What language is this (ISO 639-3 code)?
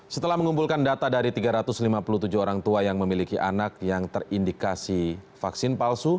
ind